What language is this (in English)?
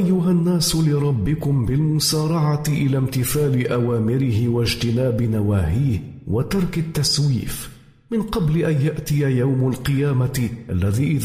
Arabic